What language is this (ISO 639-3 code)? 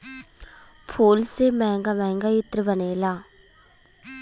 bho